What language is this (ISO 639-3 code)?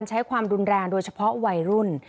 tha